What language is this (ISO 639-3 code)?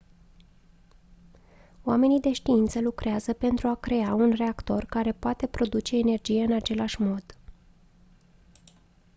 ron